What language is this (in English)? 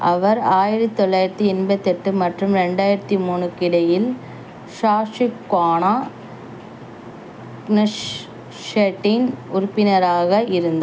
Tamil